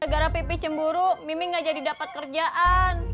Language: Indonesian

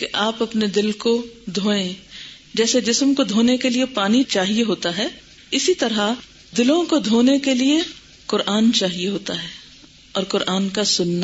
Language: Urdu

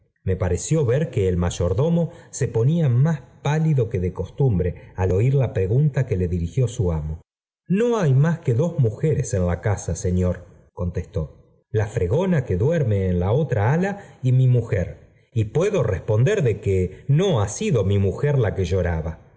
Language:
Spanish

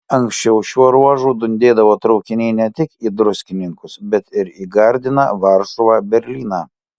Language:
Lithuanian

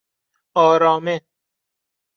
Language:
Persian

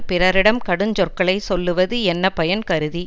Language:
Tamil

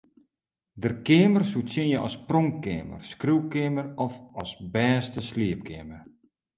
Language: Western Frisian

